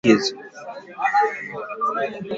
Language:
Swahili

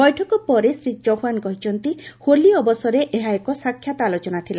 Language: Odia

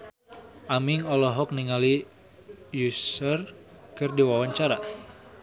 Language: Sundanese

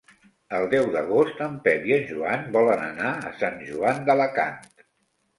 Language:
Catalan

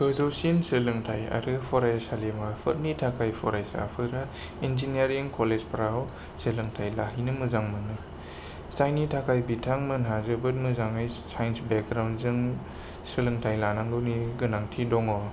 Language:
Bodo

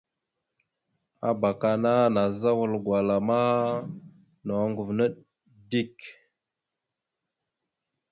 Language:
Mada (Cameroon)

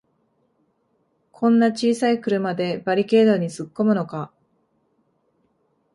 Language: Japanese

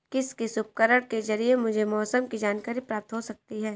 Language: Hindi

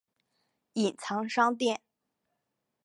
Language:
Chinese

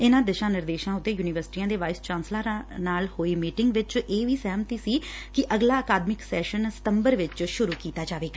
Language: Punjabi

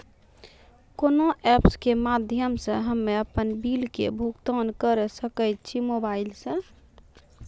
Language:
Maithili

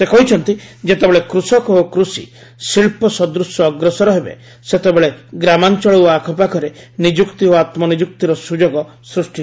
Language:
Odia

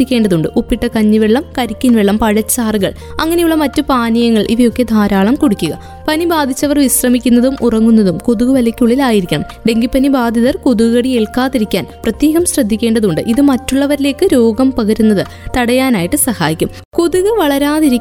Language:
Malayalam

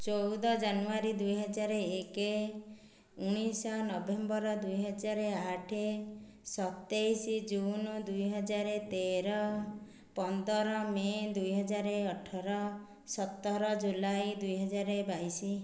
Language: Odia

